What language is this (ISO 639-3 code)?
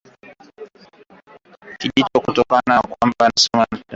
swa